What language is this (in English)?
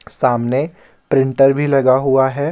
Hindi